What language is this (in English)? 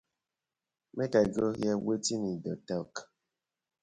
Nigerian Pidgin